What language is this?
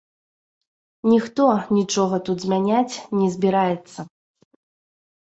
Belarusian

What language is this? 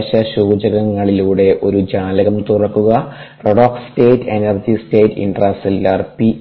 Malayalam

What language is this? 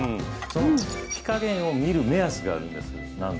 Japanese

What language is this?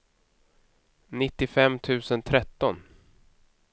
Swedish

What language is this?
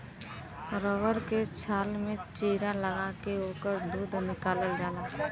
Bhojpuri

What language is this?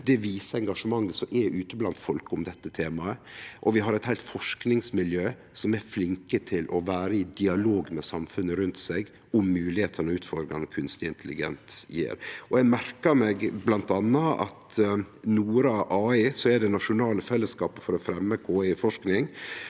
Norwegian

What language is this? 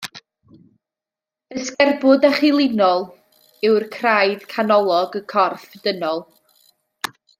Welsh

